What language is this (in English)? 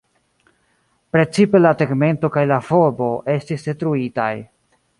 Esperanto